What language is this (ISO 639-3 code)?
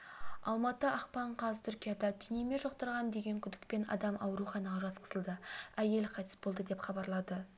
kaz